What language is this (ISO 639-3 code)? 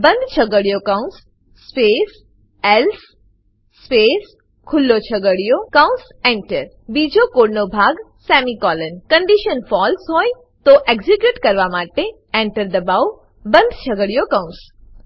guj